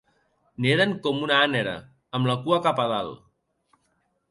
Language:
Catalan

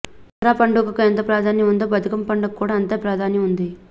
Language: Telugu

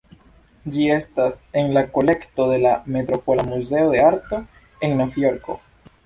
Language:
Esperanto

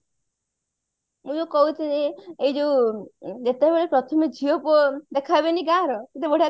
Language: Odia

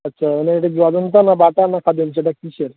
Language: Bangla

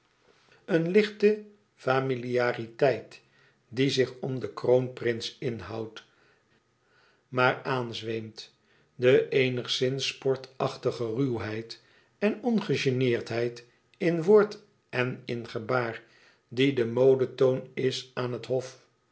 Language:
Dutch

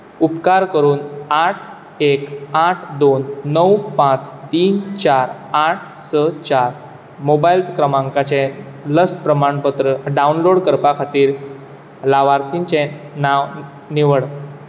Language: Konkani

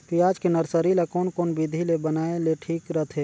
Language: Chhattisgarhi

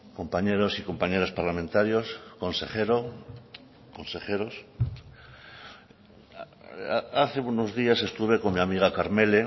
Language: Spanish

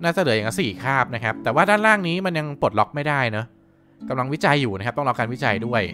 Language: Thai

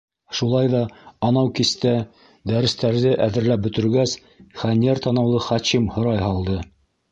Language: Bashkir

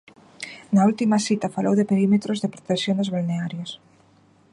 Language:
Galician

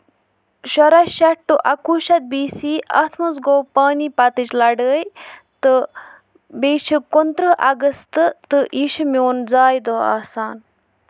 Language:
Kashmiri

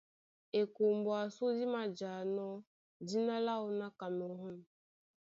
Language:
Duala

